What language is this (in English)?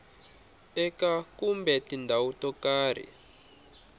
Tsonga